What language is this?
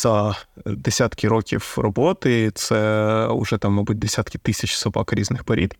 Ukrainian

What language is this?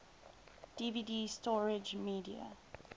English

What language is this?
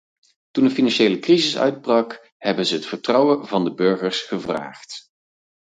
Dutch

